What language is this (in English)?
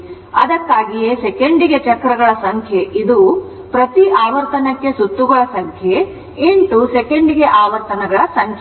Kannada